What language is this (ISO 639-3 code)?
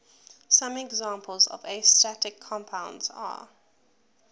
eng